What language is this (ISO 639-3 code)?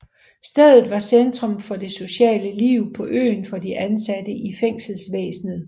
dan